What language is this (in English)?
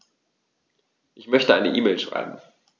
German